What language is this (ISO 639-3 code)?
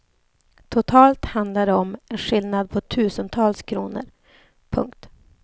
swe